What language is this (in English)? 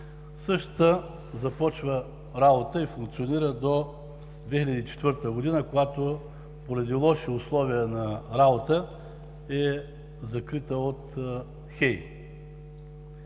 Bulgarian